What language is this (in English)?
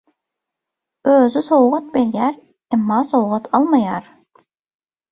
Turkmen